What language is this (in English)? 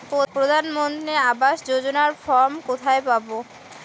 Bangla